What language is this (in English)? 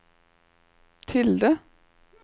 Norwegian